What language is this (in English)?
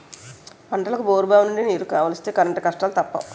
Telugu